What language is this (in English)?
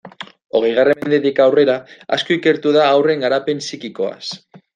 Basque